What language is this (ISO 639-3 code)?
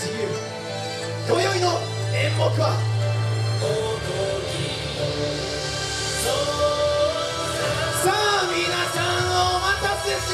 jpn